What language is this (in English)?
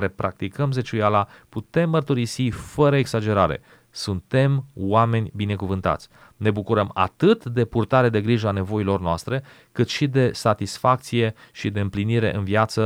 Romanian